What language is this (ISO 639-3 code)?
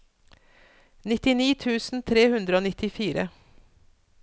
nor